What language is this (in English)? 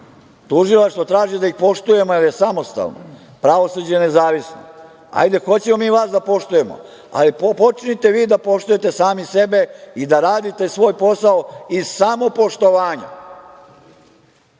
Serbian